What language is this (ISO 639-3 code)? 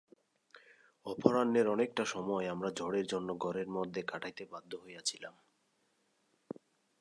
ben